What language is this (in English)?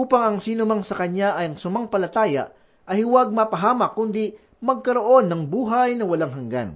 Filipino